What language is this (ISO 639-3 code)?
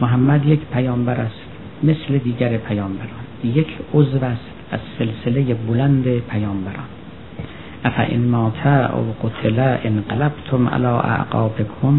fas